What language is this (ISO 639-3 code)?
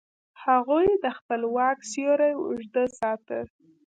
pus